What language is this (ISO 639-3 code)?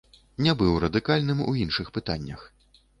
bel